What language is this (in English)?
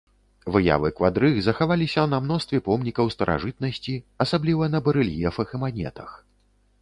Belarusian